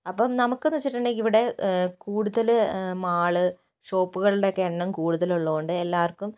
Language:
Malayalam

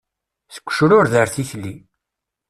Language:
Kabyle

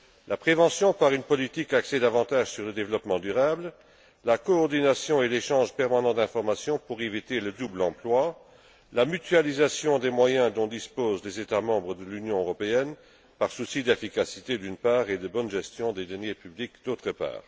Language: French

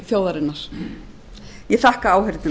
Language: Icelandic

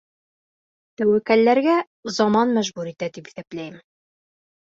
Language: Bashkir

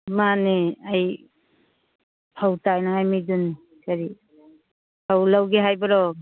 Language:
Manipuri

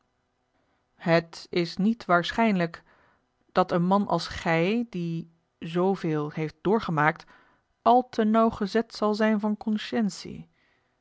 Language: Dutch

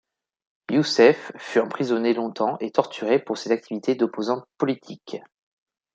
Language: French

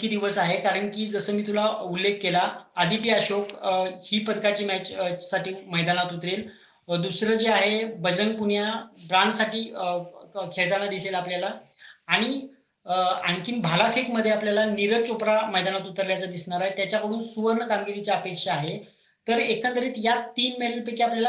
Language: Marathi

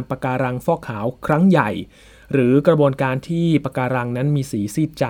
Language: Thai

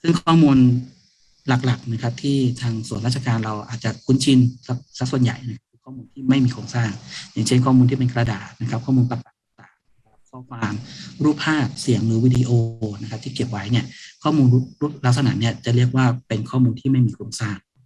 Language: Thai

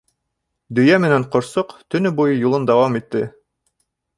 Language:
Bashkir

